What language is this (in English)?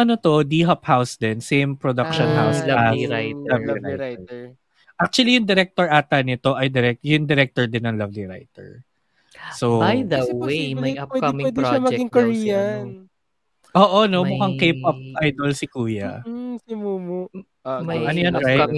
Filipino